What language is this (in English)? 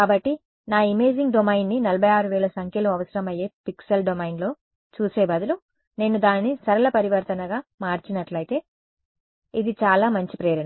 Telugu